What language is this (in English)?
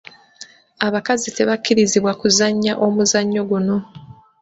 Ganda